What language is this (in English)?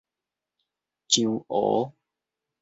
Min Nan Chinese